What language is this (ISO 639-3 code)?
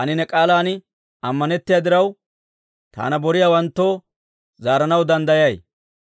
dwr